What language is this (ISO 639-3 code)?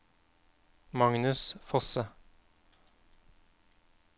nor